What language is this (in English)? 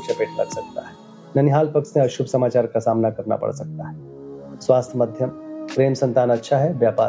Hindi